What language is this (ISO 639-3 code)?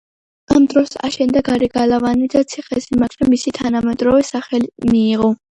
kat